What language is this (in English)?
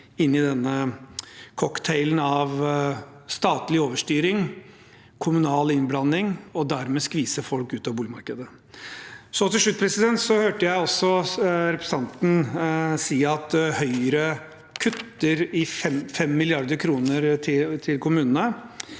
Norwegian